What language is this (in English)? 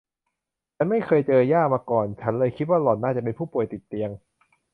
Thai